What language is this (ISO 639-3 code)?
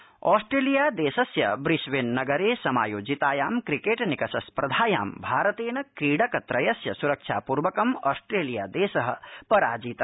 san